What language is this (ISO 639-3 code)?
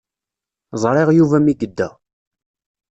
kab